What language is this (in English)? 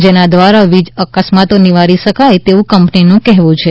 Gujarati